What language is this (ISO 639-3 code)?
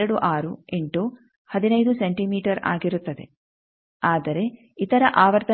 kan